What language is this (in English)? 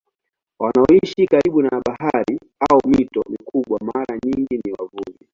Swahili